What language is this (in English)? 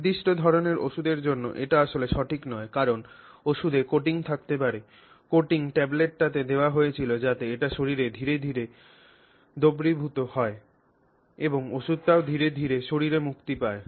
Bangla